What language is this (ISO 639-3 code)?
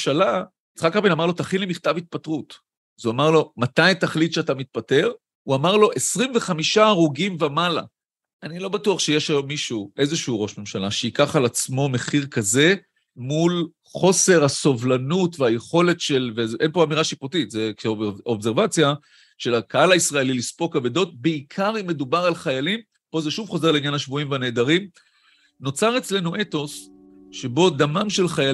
heb